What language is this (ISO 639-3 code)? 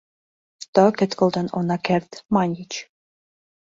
chm